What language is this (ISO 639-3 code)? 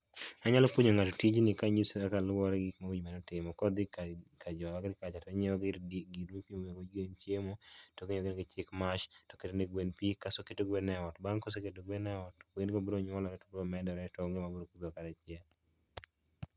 luo